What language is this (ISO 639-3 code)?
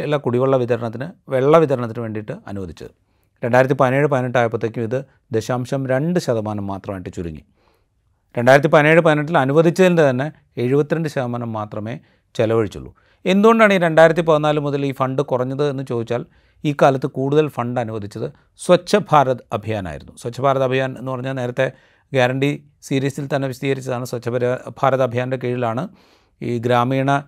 mal